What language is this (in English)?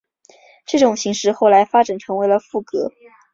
Chinese